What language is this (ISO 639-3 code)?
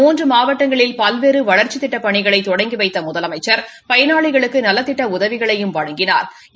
tam